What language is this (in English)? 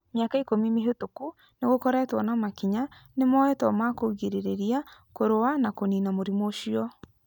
Kikuyu